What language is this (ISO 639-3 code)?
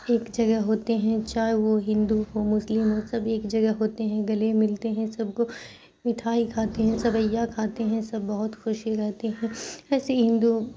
urd